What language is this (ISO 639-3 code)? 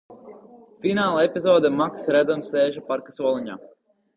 lav